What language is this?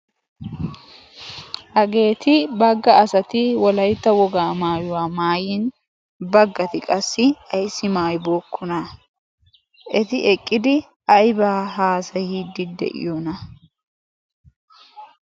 Wolaytta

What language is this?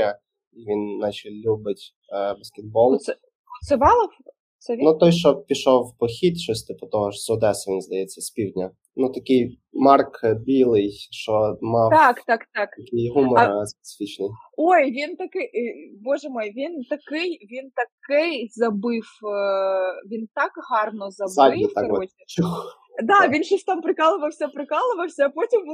Ukrainian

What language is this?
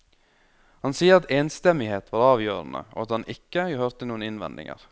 Norwegian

